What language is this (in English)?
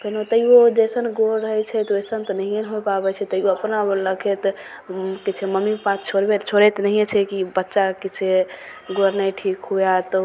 Maithili